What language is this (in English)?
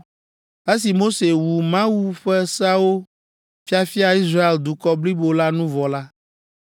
Ewe